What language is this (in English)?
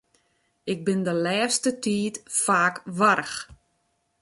Western Frisian